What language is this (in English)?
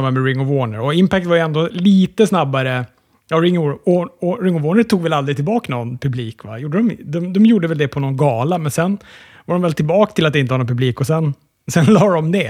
Swedish